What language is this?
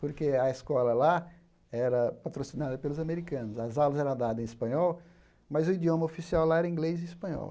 Portuguese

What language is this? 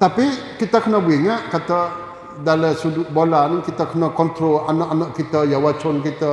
Malay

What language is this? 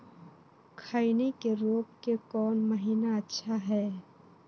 Magahi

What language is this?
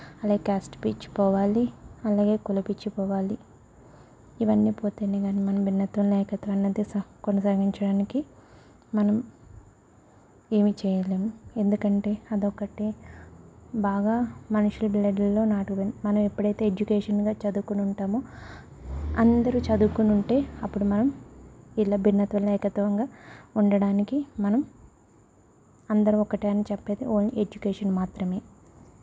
Telugu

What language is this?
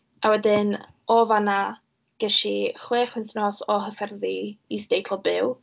Welsh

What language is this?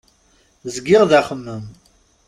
Kabyle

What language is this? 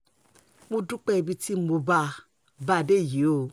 Yoruba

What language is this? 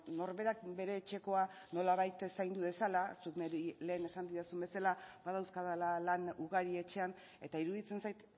Basque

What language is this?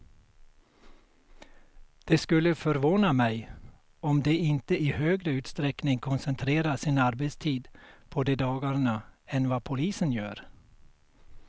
Swedish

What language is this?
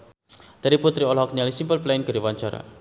Sundanese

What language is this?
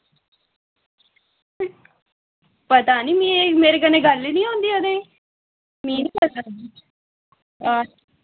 Dogri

